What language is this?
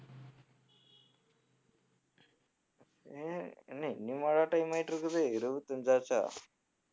Tamil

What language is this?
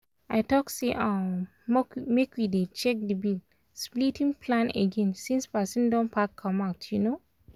Nigerian Pidgin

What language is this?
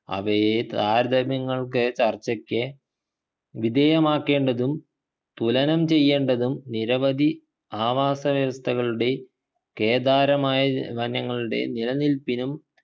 Malayalam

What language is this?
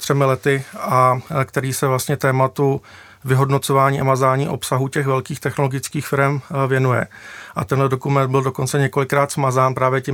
Czech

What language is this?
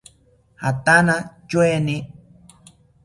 South Ucayali Ashéninka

